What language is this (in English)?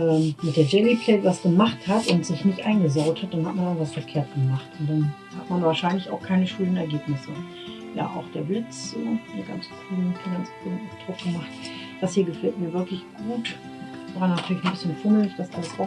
German